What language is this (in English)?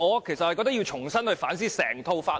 Cantonese